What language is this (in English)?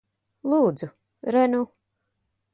Latvian